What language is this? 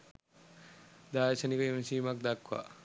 Sinhala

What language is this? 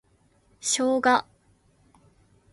Japanese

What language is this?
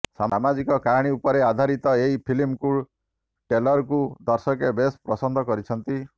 Odia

